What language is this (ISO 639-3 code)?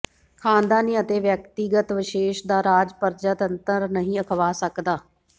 pan